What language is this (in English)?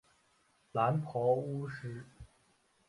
Chinese